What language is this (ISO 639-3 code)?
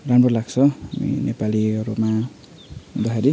nep